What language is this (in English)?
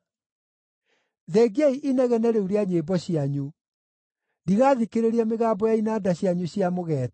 Kikuyu